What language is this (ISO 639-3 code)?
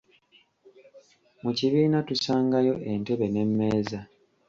lug